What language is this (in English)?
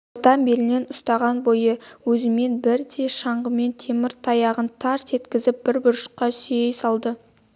Kazakh